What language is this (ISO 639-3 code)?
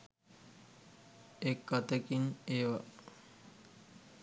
sin